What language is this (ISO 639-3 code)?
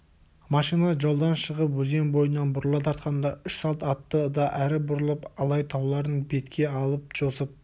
kaz